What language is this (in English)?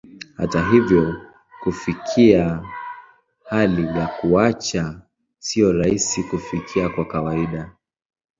Swahili